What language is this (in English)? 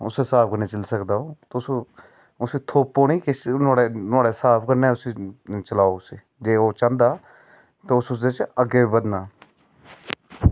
Dogri